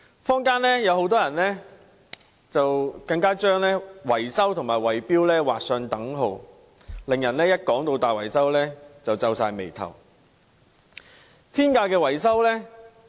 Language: Cantonese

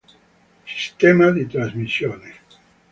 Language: Italian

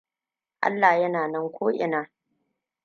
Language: Hausa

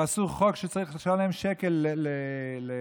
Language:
Hebrew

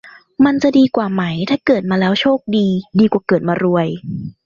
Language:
Thai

